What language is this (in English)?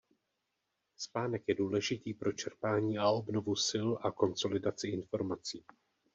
Czech